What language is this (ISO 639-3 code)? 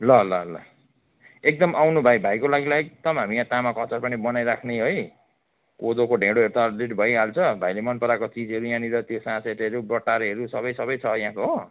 nep